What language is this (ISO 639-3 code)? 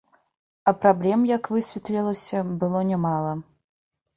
bel